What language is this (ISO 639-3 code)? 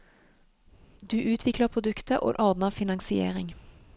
nor